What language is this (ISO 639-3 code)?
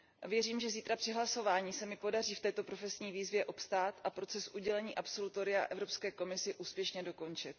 ces